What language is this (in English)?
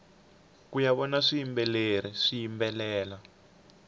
Tsonga